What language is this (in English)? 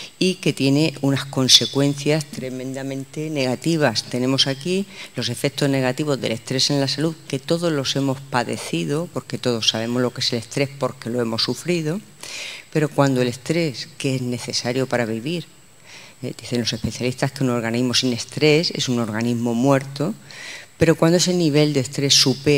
Spanish